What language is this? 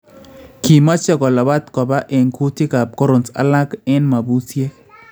Kalenjin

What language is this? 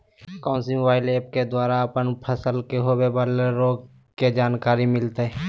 Magahi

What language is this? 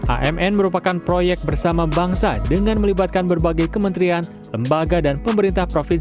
Indonesian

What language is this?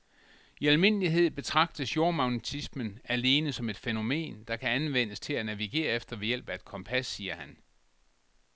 Danish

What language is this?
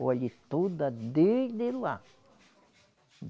Portuguese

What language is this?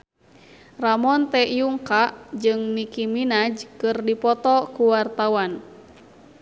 Sundanese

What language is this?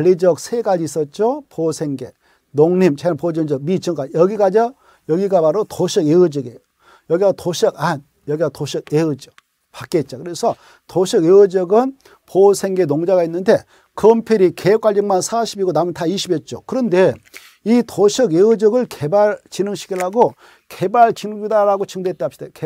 Korean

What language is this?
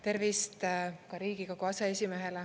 Estonian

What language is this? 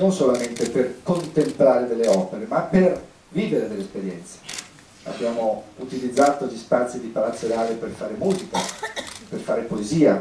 Italian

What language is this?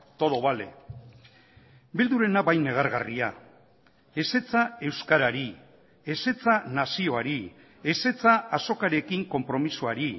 Basque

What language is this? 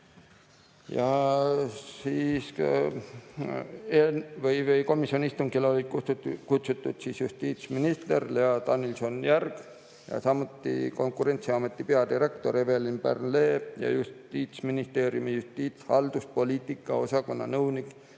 Estonian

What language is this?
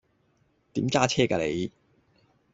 Cantonese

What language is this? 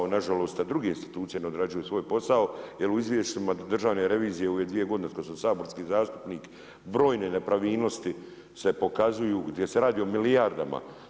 Croatian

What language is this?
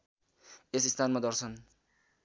Nepali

